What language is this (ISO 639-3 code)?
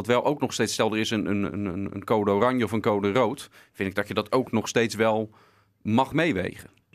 nld